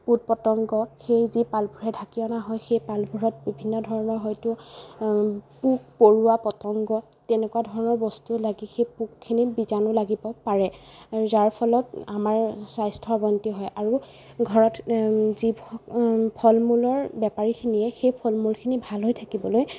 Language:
Assamese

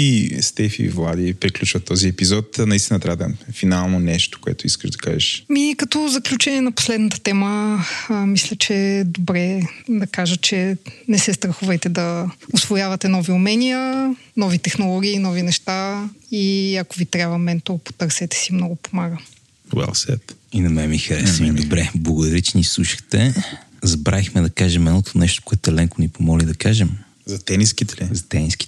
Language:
Bulgarian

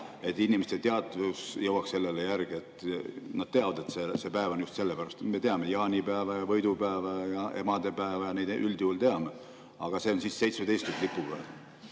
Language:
Estonian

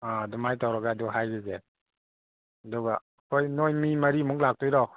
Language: Manipuri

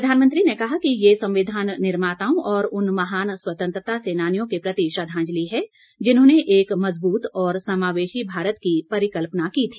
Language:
Hindi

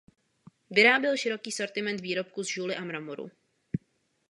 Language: Czech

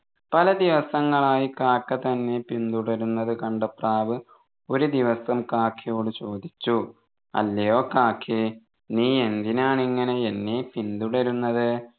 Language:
Malayalam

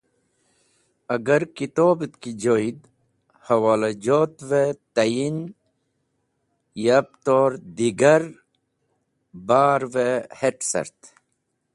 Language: Wakhi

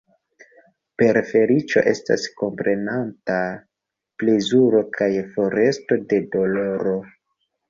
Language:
Esperanto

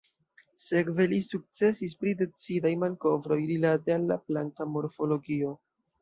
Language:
Esperanto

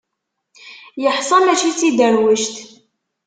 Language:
Kabyle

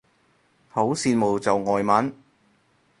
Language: Cantonese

